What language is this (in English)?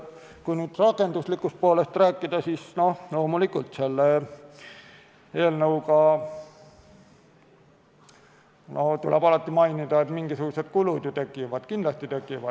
Estonian